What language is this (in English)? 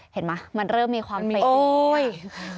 Thai